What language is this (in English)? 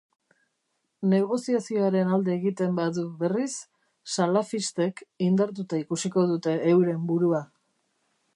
Basque